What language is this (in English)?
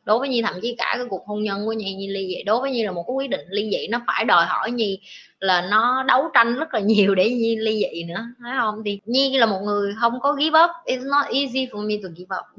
Vietnamese